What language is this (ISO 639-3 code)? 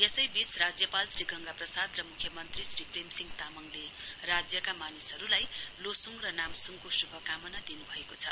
nep